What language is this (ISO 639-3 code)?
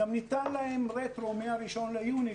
heb